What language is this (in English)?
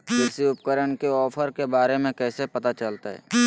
Magahi